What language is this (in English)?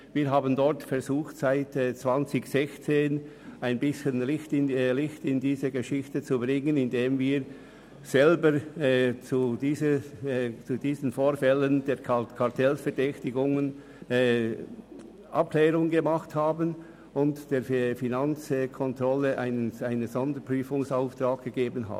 Swiss German